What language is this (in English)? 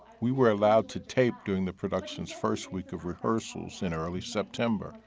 English